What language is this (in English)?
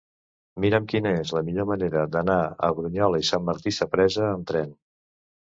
Catalan